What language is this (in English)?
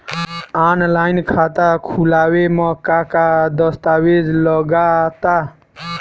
Bhojpuri